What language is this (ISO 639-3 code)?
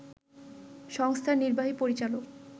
ben